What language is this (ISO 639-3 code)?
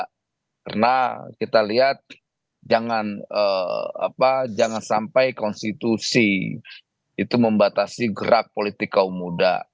ind